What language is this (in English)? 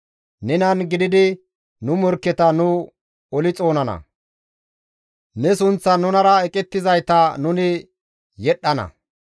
Gamo